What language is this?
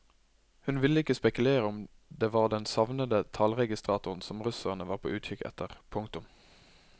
Norwegian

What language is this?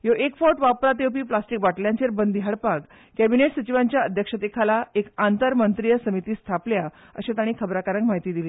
Konkani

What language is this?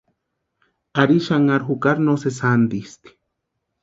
Western Highland Purepecha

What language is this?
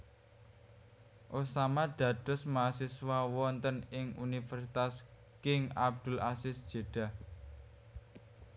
Javanese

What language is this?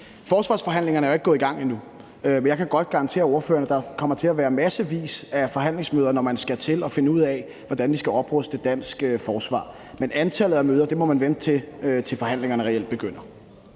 Danish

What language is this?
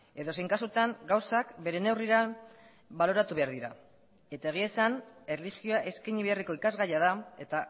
Basque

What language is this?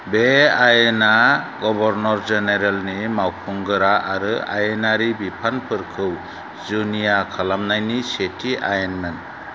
Bodo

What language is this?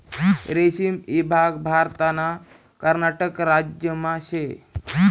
Marathi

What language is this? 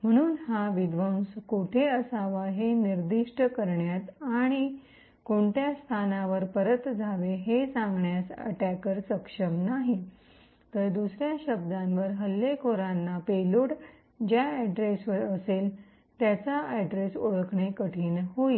Marathi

